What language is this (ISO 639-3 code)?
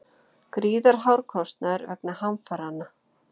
isl